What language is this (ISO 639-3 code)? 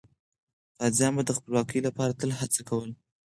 pus